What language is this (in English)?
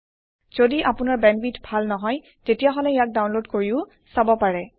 Assamese